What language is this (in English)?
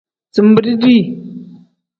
Tem